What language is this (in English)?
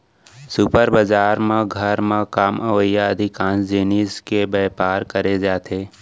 Chhattisgarhi